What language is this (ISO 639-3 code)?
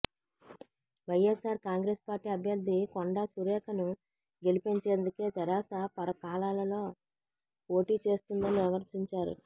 tel